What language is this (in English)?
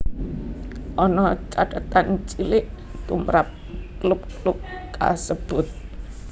Javanese